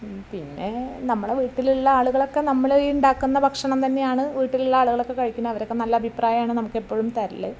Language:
Malayalam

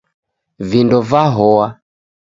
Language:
Taita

